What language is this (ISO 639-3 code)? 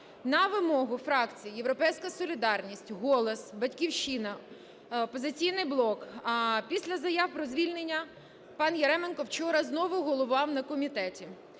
ukr